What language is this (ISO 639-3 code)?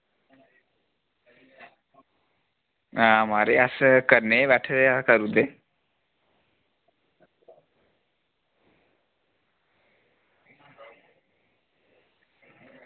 doi